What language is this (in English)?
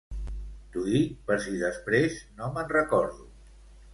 Catalan